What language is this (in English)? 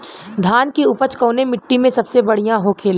Bhojpuri